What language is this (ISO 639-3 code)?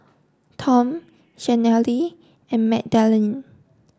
eng